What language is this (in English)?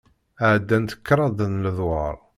Kabyle